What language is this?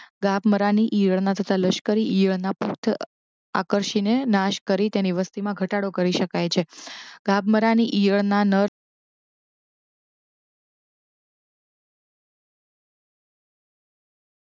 Gujarati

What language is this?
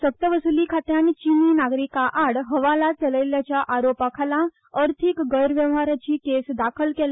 Konkani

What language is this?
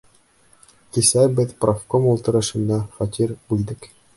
Bashkir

